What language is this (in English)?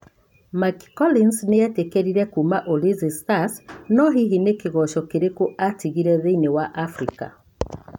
Kikuyu